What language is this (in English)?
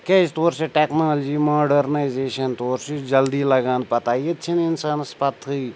Kashmiri